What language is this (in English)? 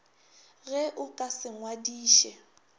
Northern Sotho